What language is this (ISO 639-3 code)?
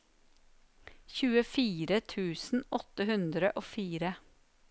nor